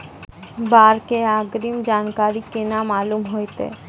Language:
Maithili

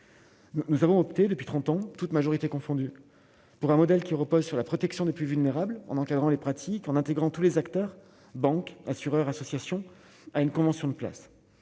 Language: French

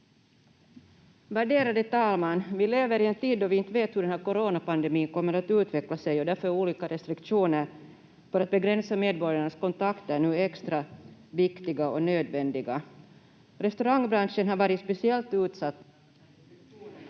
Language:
Finnish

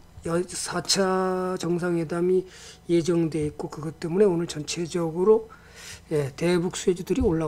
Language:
Korean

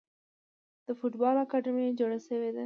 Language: Pashto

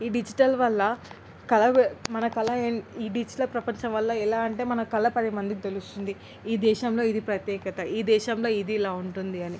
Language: Telugu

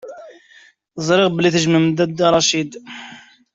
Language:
Kabyle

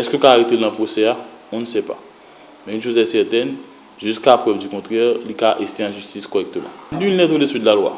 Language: French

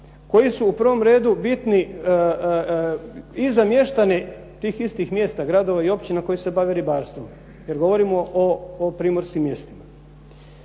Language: Croatian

